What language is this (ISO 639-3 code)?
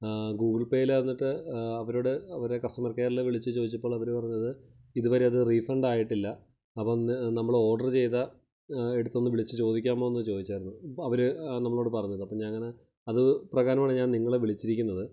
mal